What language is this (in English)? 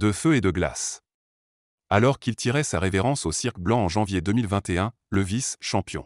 French